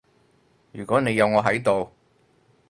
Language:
Cantonese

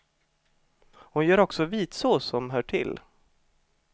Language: Swedish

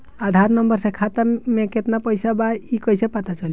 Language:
Bhojpuri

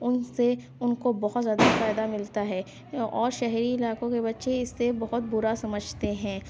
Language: Urdu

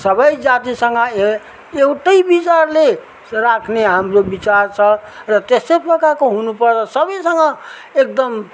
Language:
Nepali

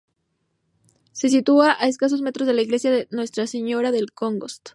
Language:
Spanish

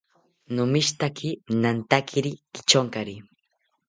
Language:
South Ucayali Ashéninka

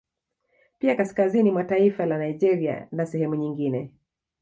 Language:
Swahili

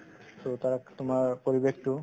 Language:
Assamese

